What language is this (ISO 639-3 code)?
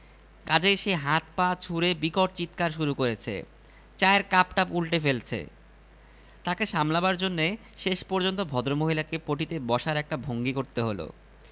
ben